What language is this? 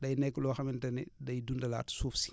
Wolof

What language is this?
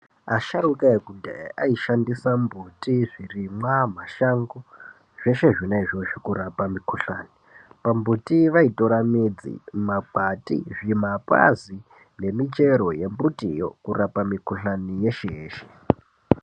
Ndau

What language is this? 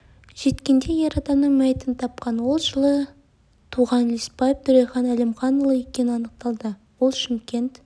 Kazakh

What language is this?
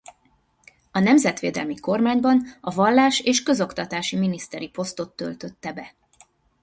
Hungarian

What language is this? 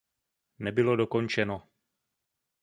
Czech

